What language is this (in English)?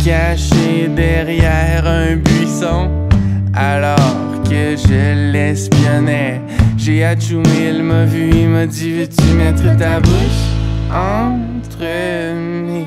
Dutch